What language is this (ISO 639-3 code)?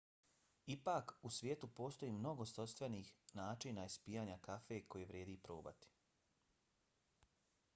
bos